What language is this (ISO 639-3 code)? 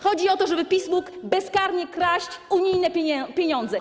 pol